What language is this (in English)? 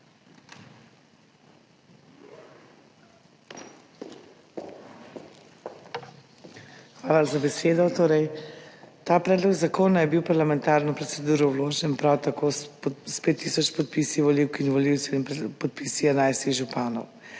Slovenian